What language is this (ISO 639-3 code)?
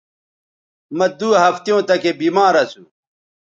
btv